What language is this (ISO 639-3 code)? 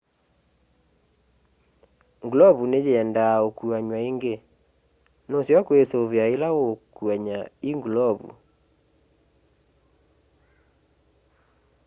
kam